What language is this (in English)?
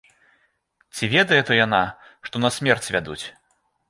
Belarusian